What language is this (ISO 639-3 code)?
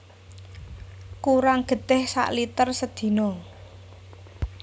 jav